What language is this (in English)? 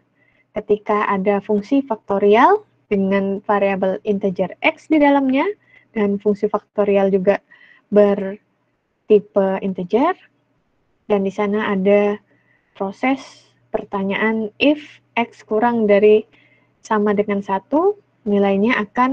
Indonesian